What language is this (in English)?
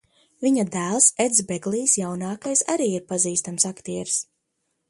Latvian